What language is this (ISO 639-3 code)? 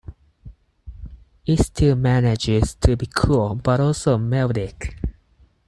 eng